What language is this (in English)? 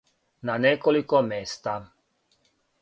Serbian